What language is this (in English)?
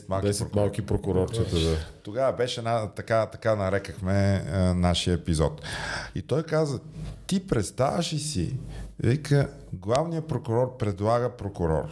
Bulgarian